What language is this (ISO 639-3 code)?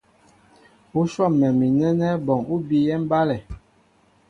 mbo